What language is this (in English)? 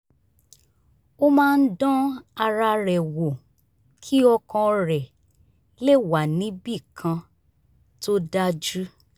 Yoruba